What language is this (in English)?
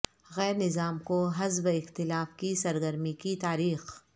Urdu